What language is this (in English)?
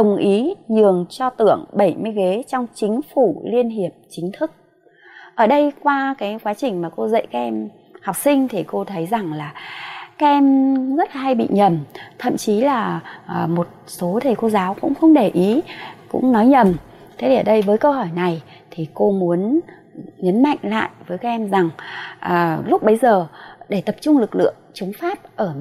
Vietnamese